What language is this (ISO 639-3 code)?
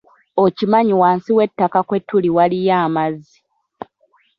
lug